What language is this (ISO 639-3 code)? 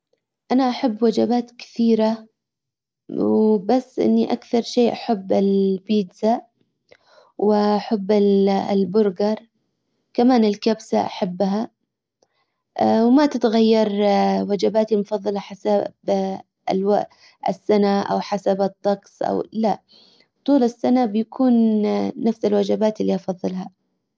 acw